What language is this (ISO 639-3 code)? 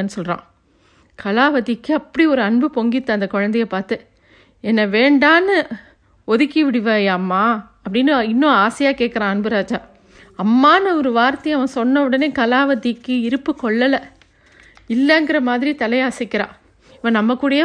tam